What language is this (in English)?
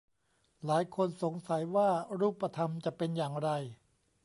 Thai